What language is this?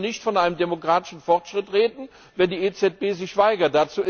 German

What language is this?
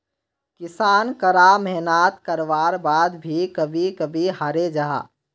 Magahi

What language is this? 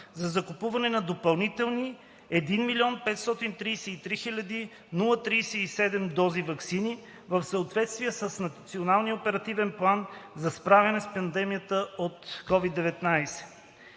Bulgarian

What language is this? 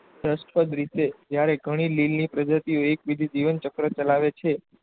Gujarati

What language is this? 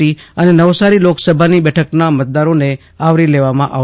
Gujarati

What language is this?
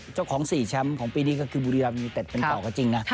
Thai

